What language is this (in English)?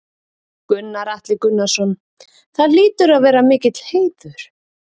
Icelandic